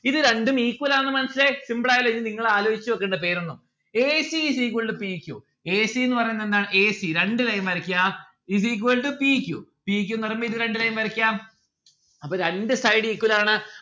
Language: Malayalam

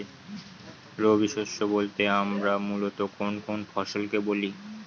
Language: Bangla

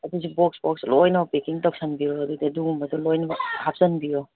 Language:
Manipuri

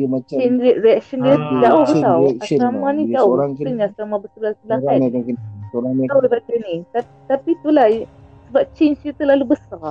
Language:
Malay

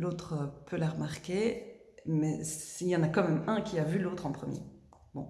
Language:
French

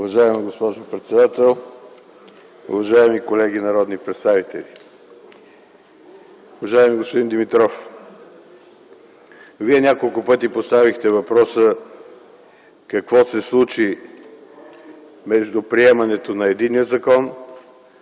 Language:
Bulgarian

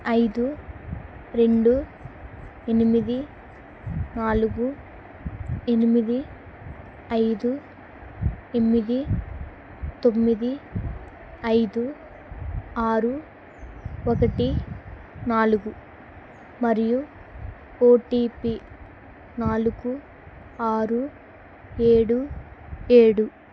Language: Telugu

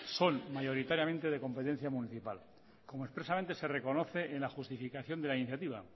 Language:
Spanish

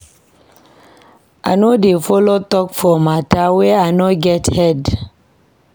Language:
Nigerian Pidgin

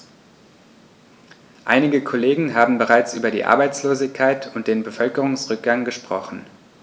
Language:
German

